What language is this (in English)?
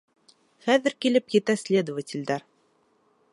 Bashkir